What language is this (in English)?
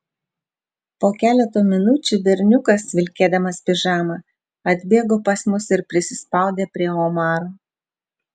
Lithuanian